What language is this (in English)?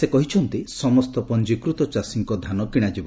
Odia